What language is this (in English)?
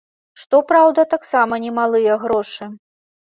Belarusian